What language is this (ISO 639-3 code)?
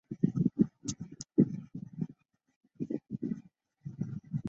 zho